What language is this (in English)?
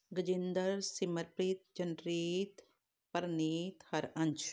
Punjabi